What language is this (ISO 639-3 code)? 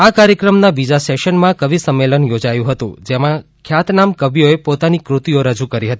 guj